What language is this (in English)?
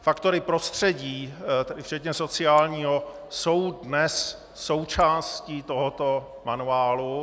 Czech